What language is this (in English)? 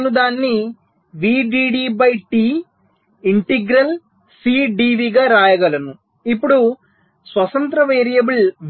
Telugu